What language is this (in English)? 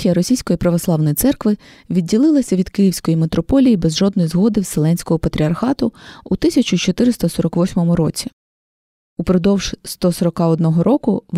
Ukrainian